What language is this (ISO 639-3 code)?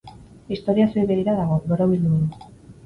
eus